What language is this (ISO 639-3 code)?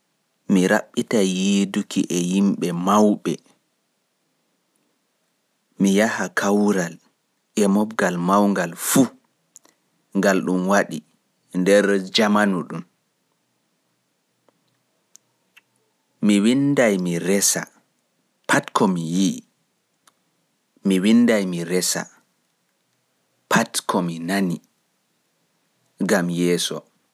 ful